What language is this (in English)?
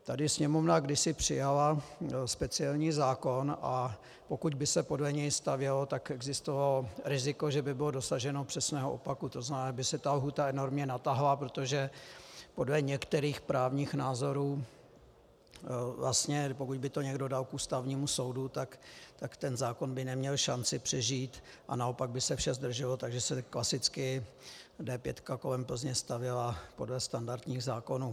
Czech